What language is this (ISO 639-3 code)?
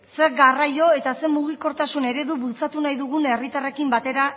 eus